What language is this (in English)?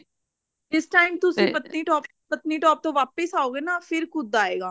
Punjabi